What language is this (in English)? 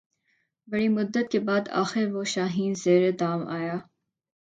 Urdu